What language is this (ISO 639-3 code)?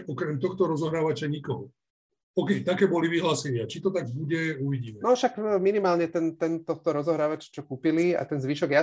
slk